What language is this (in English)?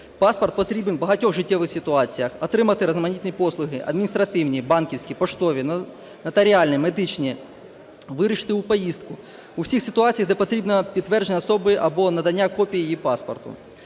Ukrainian